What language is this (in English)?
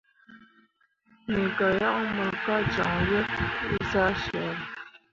Mundang